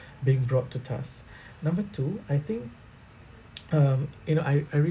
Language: English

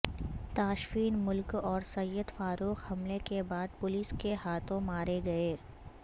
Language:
Urdu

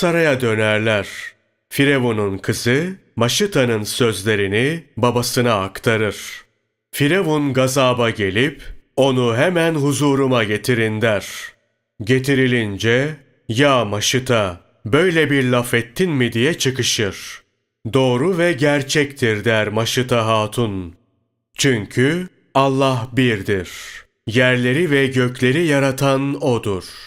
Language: Turkish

